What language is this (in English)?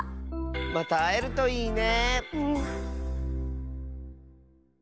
Japanese